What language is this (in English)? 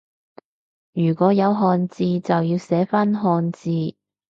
Cantonese